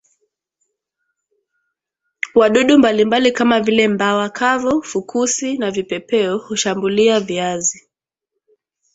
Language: Swahili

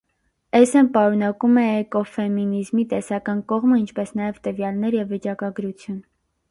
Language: Armenian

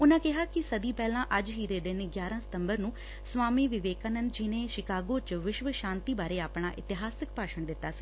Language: Punjabi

